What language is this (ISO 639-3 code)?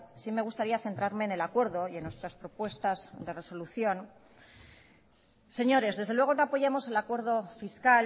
spa